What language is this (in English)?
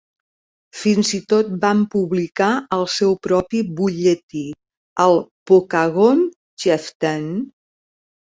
Catalan